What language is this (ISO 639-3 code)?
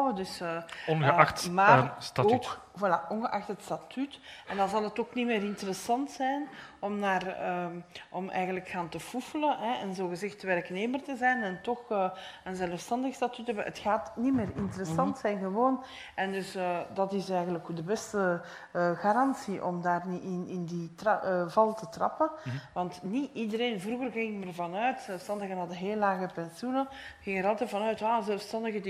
nld